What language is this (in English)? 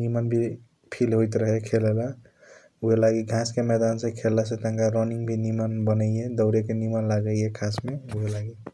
Kochila Tharu